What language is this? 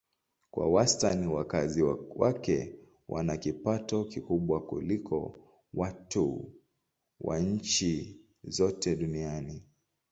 Swahili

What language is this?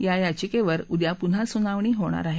Marathi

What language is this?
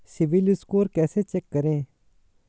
Hindi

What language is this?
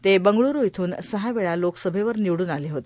Marathi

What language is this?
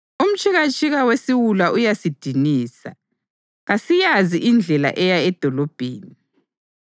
North Ndebele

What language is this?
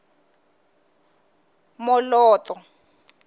Tsonga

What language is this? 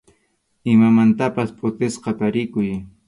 Arequipa-La Unión Quechua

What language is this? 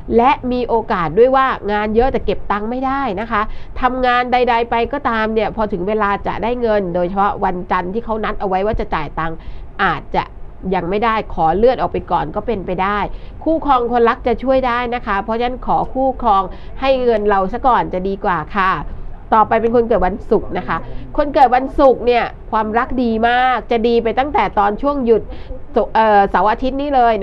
Thai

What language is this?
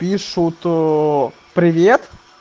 Russian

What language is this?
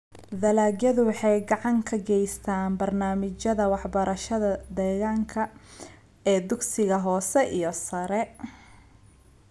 Somali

